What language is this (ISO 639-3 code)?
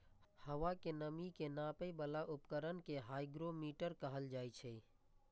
mai